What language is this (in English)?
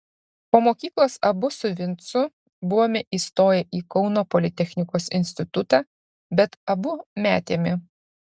Lithuanian